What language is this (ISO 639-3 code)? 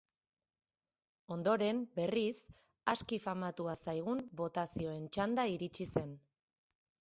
eus